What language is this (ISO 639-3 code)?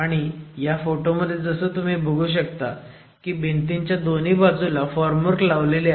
mar